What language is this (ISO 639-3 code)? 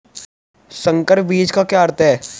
hin